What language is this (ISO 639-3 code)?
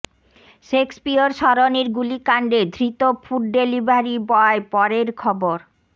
ben